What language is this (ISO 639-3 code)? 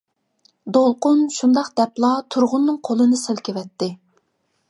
uig